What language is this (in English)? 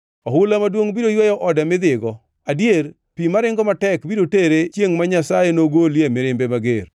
Luo (Kenya and Tanzania)